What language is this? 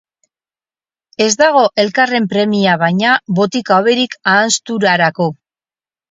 Basque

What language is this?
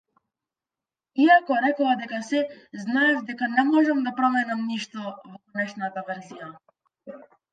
Macedonian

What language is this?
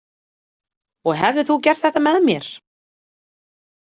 Icelandic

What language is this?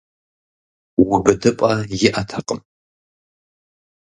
Kabardian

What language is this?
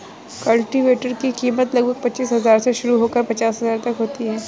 Hindi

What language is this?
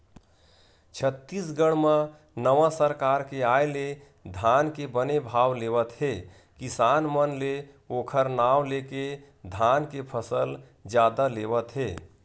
Chhattisgarhi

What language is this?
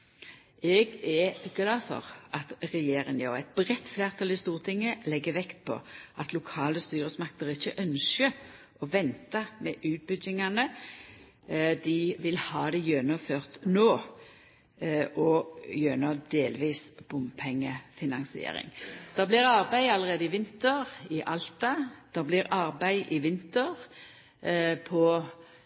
Norwegian Nynorsk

